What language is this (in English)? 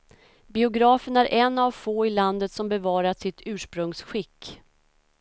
Swedish